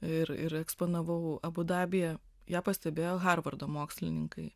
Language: Lithuanian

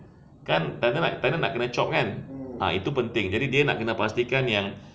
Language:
English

